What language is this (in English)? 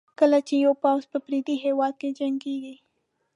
Pashto